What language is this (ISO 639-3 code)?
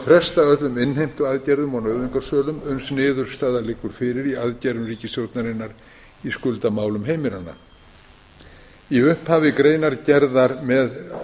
isl